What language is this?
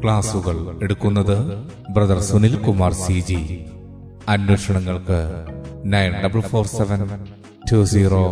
Malayalam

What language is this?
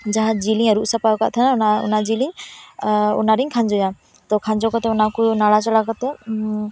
Santali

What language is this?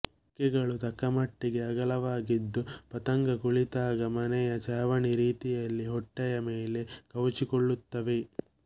Kannada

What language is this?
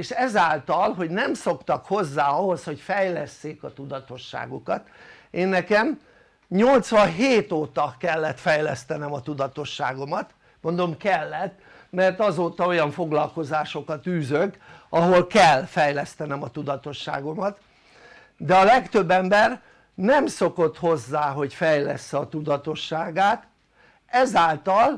Hungarian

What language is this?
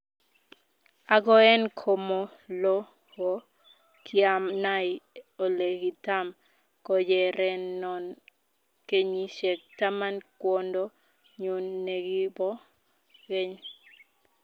Kalenjin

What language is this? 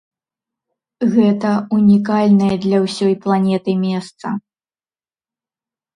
Belarusian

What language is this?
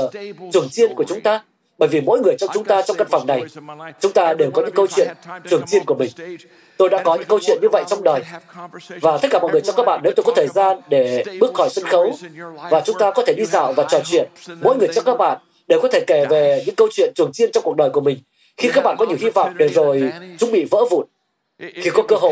Vietnamese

